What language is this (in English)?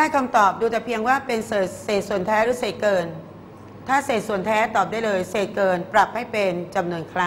Thai